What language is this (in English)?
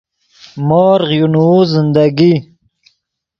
Yidgha